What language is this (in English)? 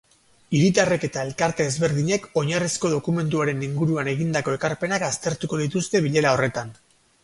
Basque